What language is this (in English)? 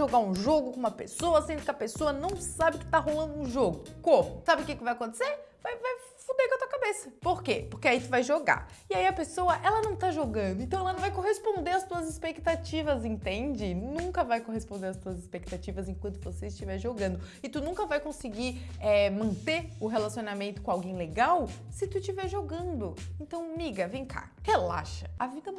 Portuguese